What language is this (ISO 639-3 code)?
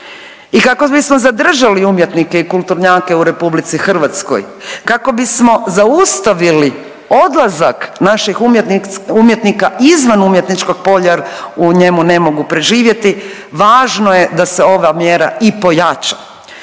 hrv